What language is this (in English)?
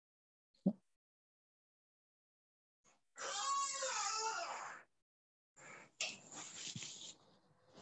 Urdu